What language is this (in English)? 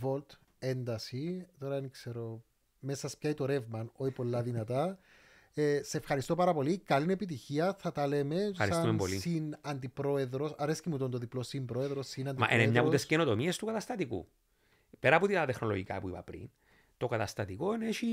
Greek